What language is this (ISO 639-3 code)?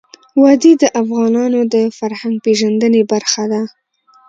pus